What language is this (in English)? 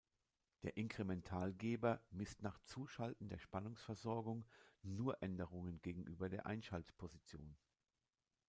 German